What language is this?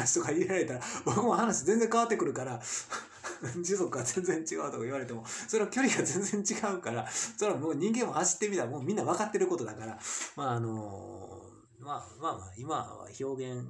Japanese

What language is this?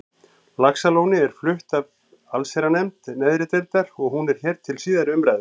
Icelandic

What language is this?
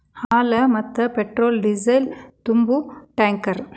Kannada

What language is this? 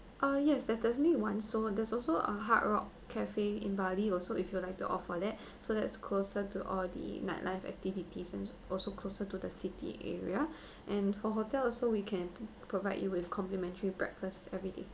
English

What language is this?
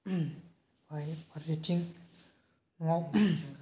Bodo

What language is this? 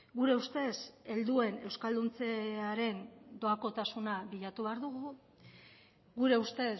Basque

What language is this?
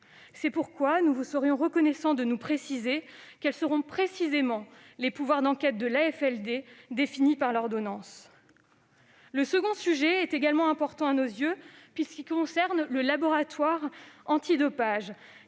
French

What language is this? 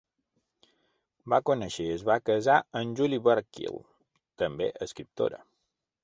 Catalan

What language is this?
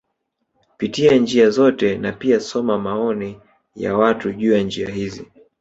Swahili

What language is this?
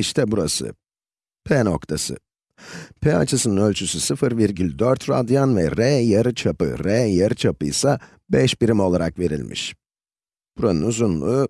Turkish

